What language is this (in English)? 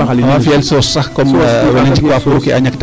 Serer